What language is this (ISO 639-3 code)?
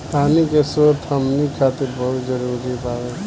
bho